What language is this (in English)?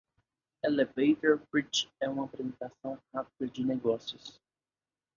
Portuguese